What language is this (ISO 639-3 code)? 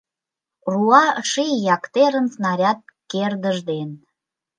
chm